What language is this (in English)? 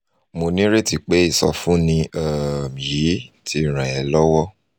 Yoruba